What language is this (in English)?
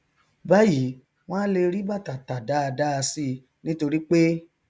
Yoruba